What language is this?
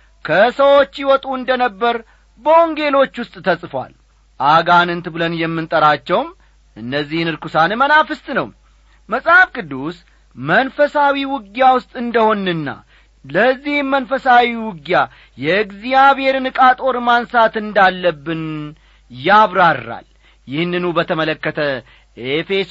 Amharic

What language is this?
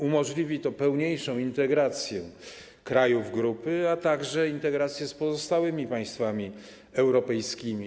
Polish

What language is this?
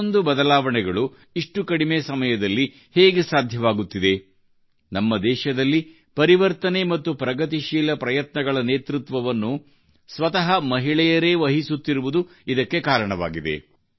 Kannada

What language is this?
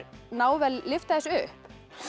Icelandic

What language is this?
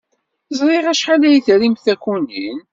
Kabyle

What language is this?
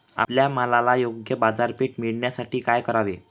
Marathi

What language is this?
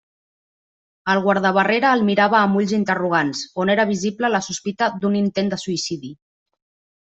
Catalan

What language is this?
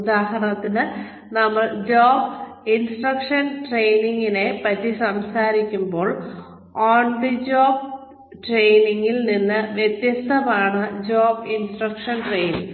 Malayalam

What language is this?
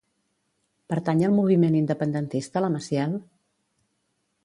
Catalan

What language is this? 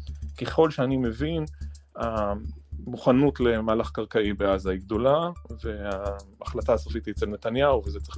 Hebrew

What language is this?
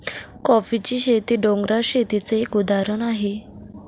Marathi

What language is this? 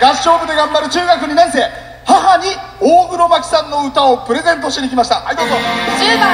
Japanese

